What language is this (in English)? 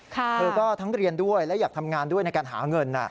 Thai